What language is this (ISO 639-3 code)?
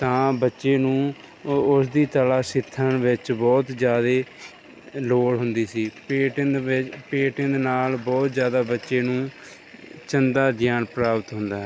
pan